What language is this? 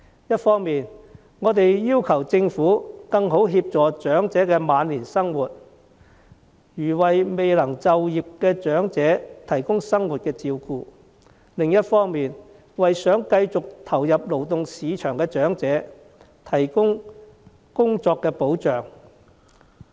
Cantonese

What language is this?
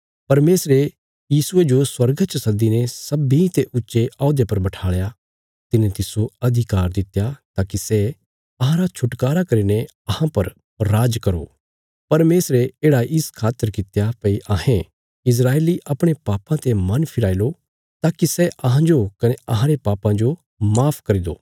Bilaspuri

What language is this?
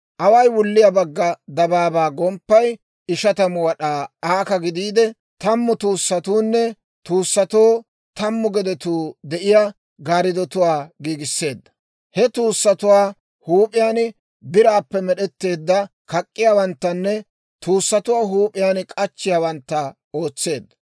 Dawro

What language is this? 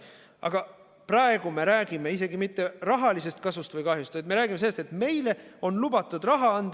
Estonian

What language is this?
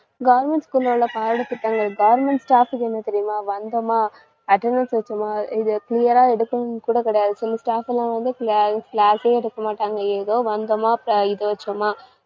Tamil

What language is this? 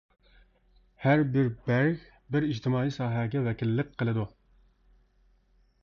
Uyghur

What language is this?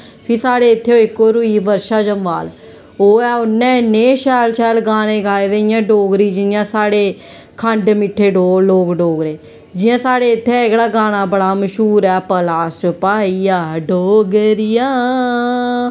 Dogri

